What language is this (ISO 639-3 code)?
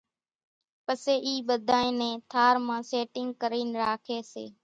gjk